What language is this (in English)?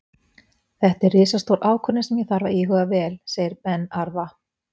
Icelandic